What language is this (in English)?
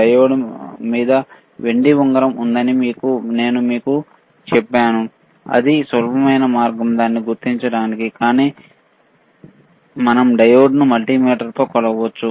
Telugu